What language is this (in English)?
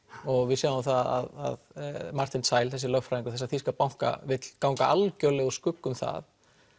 Icelandic